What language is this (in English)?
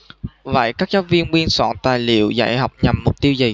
Vietnamese